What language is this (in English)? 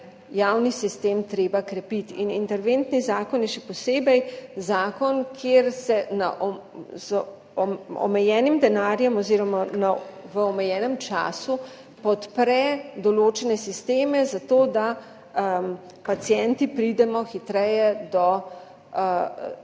Slovenian